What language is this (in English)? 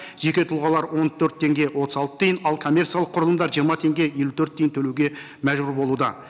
Kazakh